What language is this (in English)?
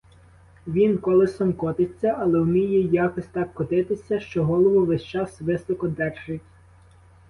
Ukrainian